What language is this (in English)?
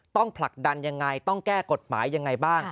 Thai